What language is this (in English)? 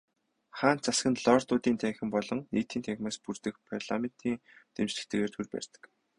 Mongolian